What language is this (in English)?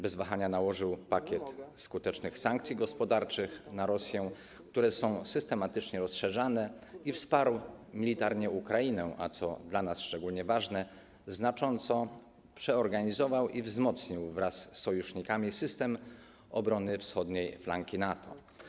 Polish